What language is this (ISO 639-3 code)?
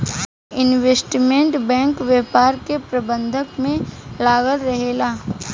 bho